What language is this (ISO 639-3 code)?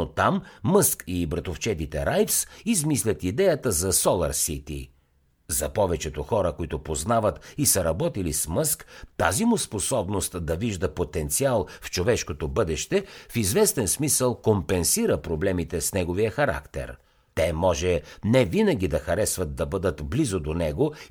bul